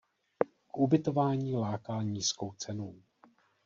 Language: Czech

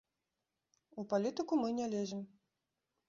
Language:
Belarusian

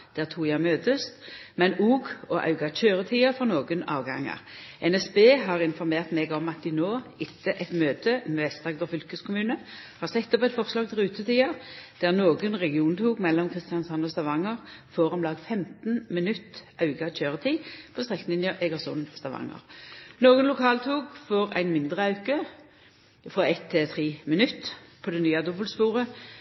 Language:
Norwegian Nynorsk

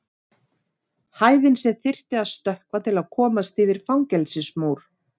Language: Icelandic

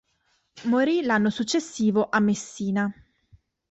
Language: Italian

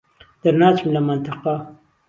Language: Central Kurdish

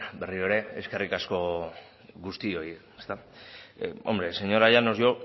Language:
Basque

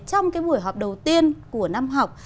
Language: Vietnamese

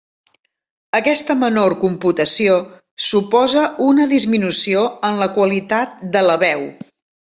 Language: Catalan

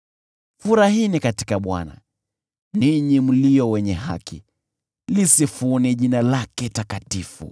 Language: Swahili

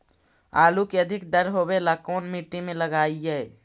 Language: Magahi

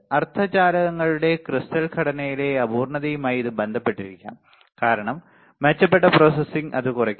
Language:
Malayalam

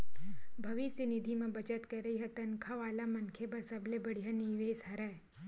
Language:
Chhattisgarhi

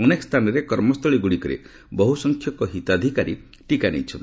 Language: Odia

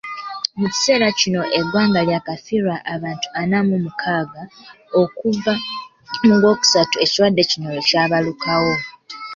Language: Ganda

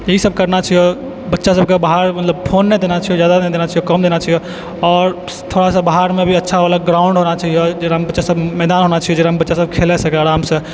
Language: Maithili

